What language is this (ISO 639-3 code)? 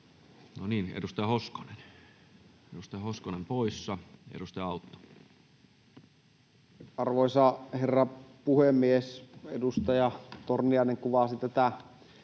fin